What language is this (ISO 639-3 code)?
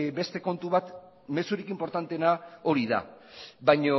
eus